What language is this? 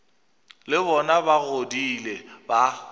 Northern Sotho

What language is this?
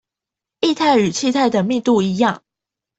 Chinese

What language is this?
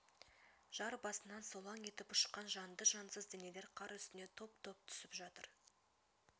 Kazakh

